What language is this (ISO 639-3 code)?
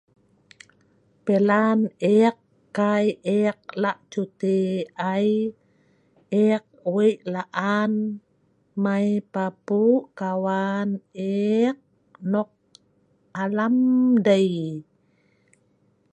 snv